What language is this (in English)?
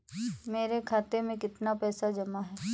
Hindi